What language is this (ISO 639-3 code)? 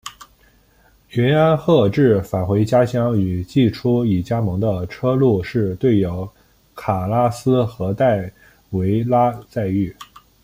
zho